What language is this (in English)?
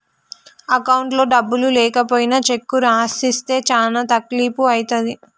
Telugu